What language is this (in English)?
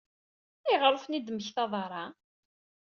Kabyle